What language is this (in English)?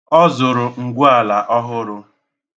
Igbo